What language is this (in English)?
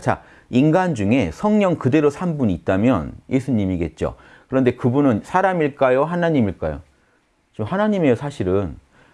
Korean